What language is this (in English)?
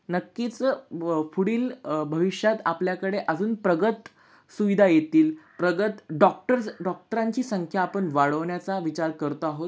Marathi